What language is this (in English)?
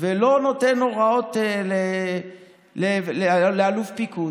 Hebrew